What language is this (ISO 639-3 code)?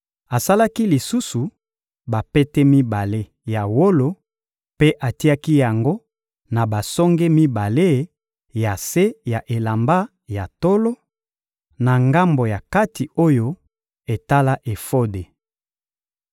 lin